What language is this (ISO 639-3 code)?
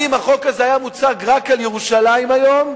heb